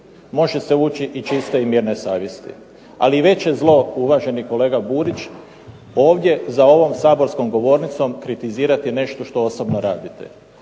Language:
Croatian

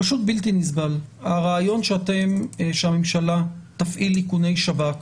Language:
Hebrew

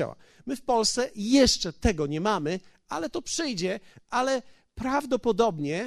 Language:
Polish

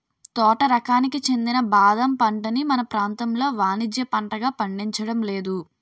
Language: Telugu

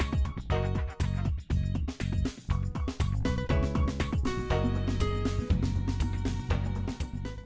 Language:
Vietnamese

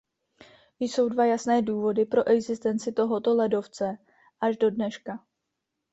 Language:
Czech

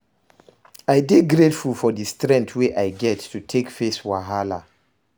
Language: Nigerian Pidgin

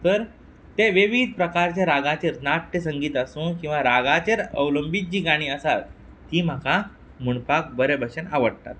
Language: Konkani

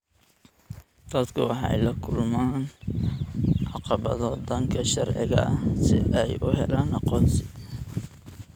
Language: Somali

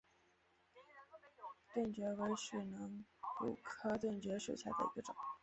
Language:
Chinese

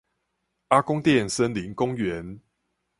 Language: Chinese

